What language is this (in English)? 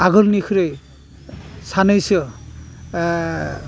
Bodo